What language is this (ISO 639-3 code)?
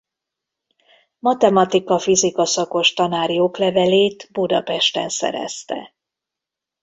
hun